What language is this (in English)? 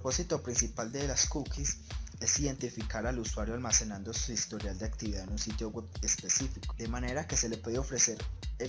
Spanish